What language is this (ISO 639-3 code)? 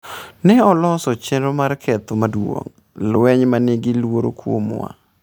luo